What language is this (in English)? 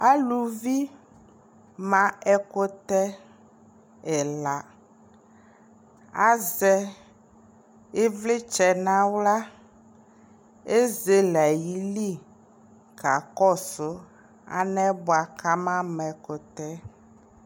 Ikposo